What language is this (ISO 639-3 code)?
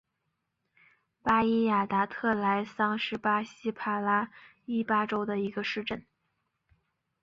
zho